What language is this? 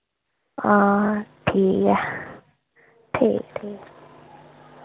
Dogri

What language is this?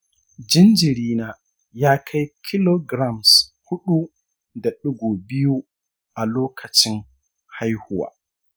Hausa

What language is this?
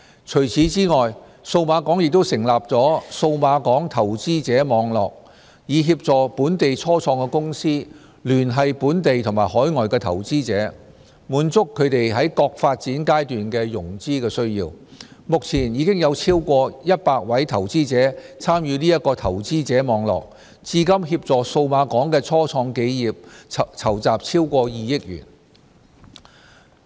Cantonese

